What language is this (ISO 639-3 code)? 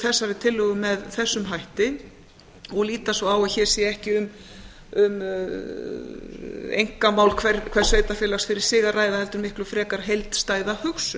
isl